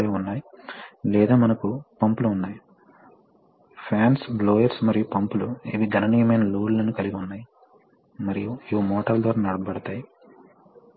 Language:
Telugu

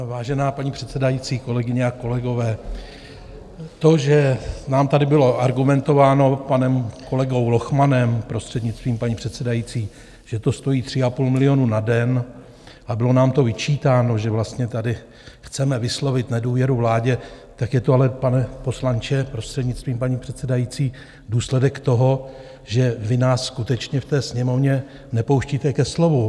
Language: Czech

